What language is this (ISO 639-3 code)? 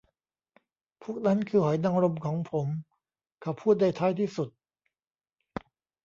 tha